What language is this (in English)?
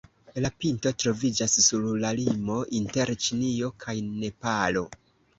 Esperanto